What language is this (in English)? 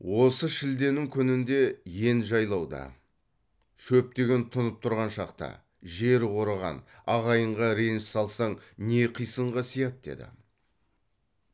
Kazakh